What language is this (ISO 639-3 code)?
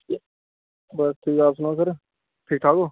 doi